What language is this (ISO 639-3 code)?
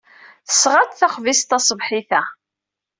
kab